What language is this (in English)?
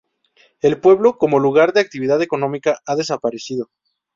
Spanish